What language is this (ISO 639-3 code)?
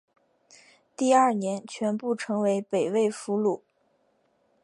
zho